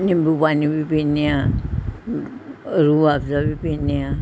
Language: Punjabi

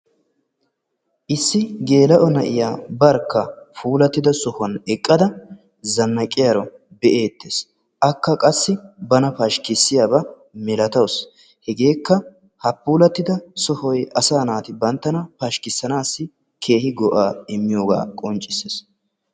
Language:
Wolaytta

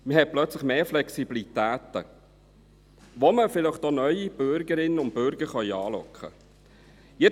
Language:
Swiss German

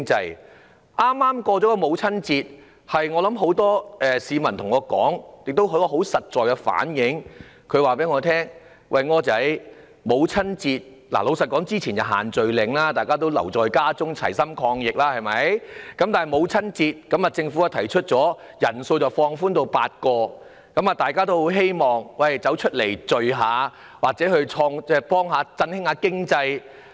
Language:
Cantonese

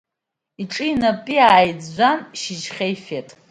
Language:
Abkhazian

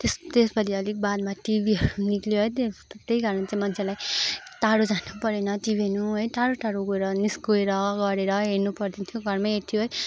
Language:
Nepali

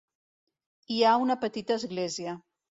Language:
Catalan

